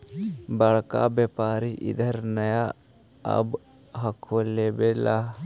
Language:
Magahi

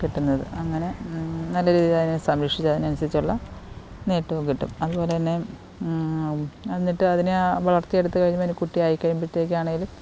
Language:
Malayalam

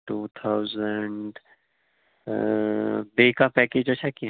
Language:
Kashmiri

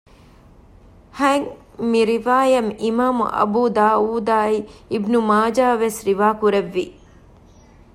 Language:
Divehi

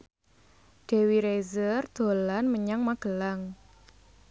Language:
Javanese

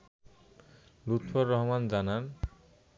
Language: Bangla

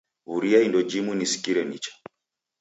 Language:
Taita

